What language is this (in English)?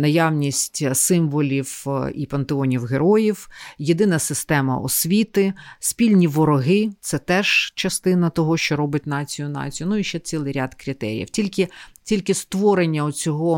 Ukrainian